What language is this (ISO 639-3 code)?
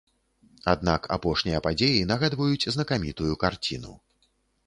bel